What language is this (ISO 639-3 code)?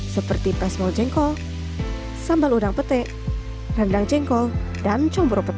ind